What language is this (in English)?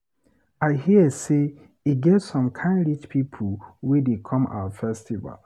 Nigerian Pidgin